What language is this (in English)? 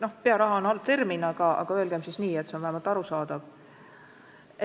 Estonian